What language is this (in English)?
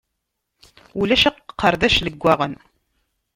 Kabyle